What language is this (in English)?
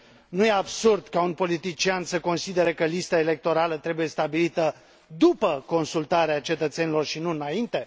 Romanian